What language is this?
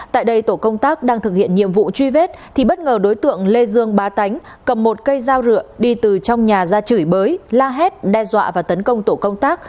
Vietnamese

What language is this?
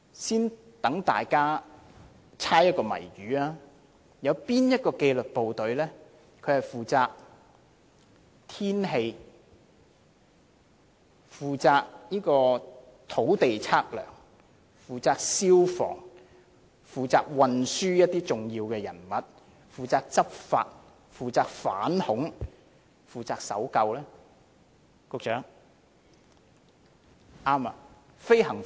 Cantonese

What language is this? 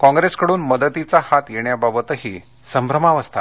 Marathi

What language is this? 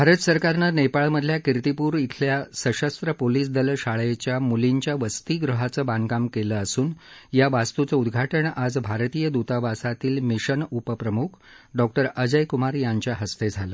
Marathi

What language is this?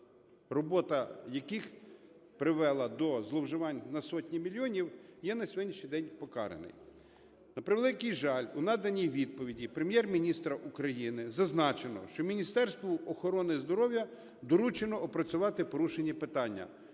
Ukrainian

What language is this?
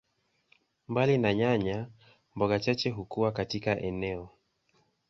Swahili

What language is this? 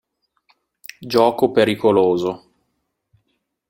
Italian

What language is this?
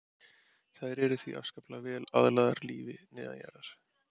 Icelandic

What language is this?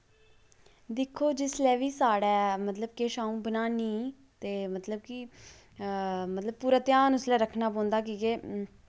Dogri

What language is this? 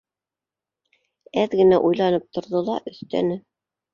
Bashkir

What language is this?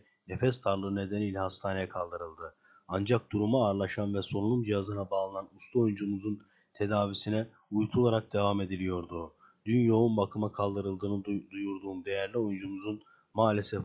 Turkish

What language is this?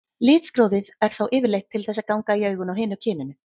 Icelandic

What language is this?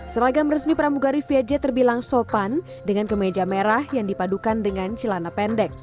Indonesian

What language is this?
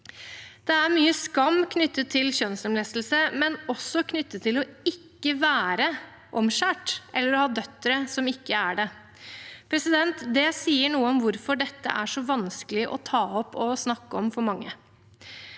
Norwegian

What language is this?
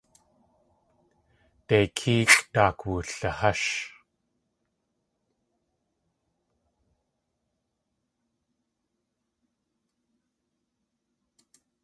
Tlingit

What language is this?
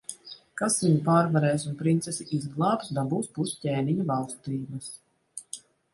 Latvian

